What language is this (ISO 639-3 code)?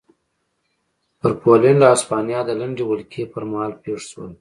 pus